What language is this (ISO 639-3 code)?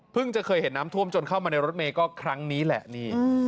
tha